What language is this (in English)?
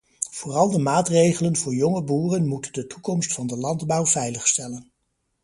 Dutch